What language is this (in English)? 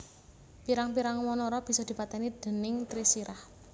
Javanese